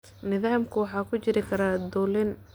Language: Somali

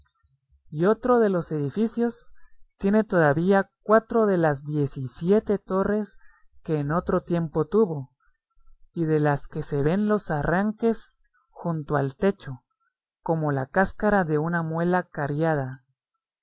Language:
Spanish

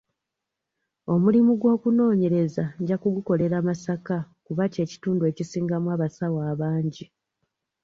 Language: Ganda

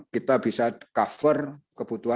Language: Indonesian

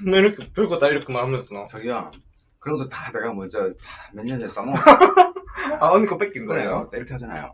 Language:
Korean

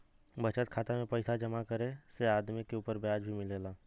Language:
Bhojpuri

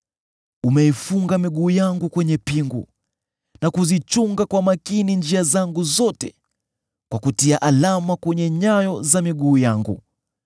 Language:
Swahili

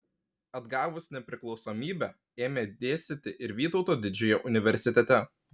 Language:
Lithuanian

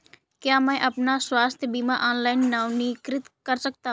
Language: Hindi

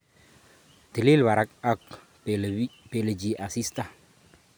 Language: Kalenjin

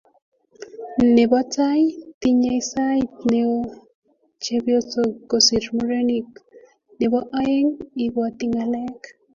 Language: Kalenjin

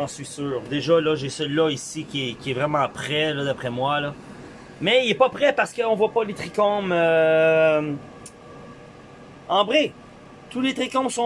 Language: French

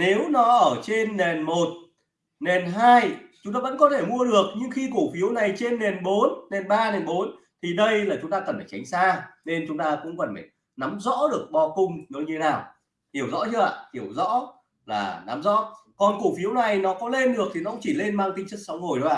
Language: Vietnamese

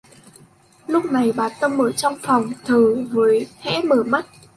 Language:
Vietnamese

